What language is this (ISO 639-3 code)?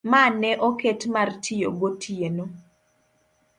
luo